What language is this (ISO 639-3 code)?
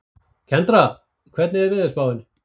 isl